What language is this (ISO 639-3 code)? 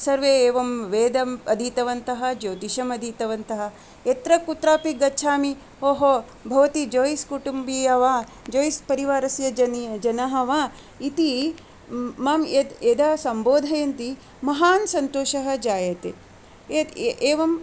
san